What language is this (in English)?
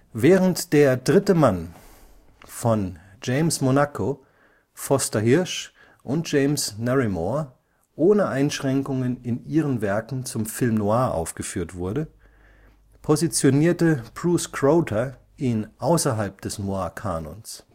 German